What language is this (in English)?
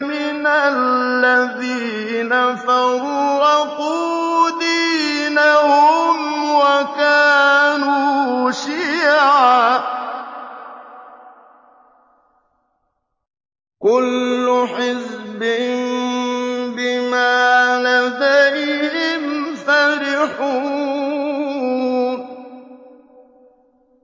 Arabic